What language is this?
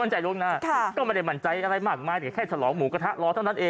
Thai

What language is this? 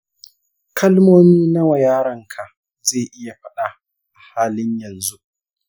Hausa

